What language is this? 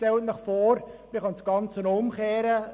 Swiss German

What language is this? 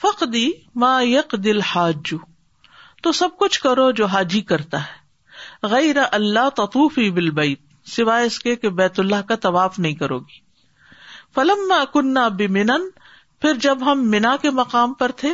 Urdu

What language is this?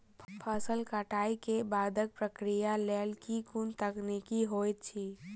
Maithili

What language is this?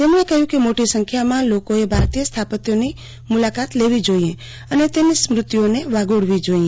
Gujarati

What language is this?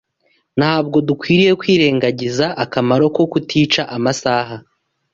Kinyarwanda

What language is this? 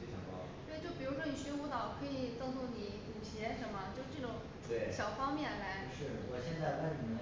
Chinese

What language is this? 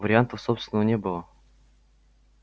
Russian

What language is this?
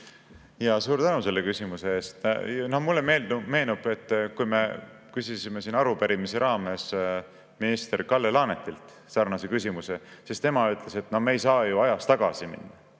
Estonian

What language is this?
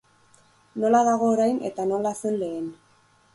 Basque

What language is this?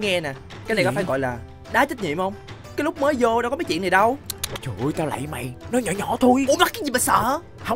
Vietnamese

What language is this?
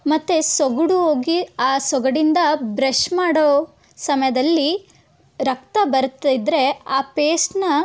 Kannada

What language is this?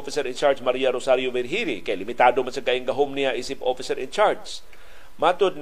Filipino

